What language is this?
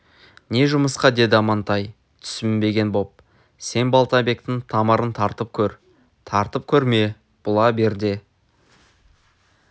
Kazakh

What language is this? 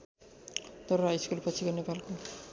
Nepali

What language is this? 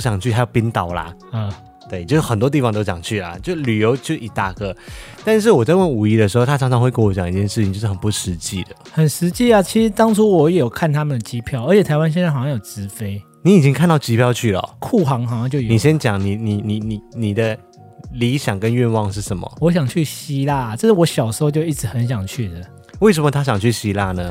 Chinese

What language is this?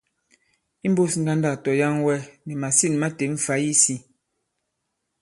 Bankon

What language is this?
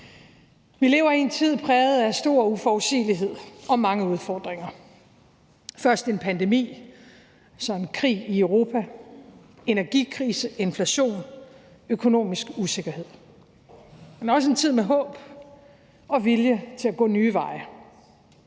Danish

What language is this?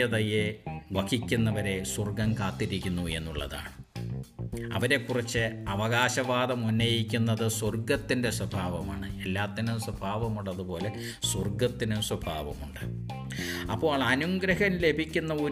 Malayalam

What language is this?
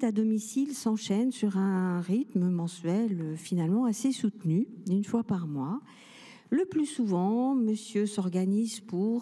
French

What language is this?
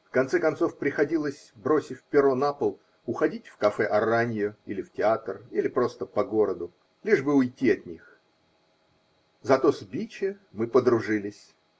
Russian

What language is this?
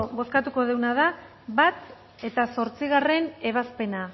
Basque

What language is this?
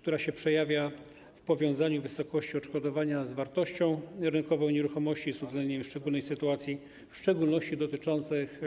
Polish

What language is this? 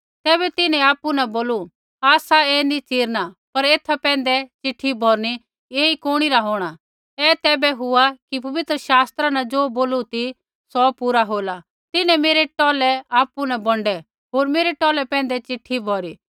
Kullu Pahari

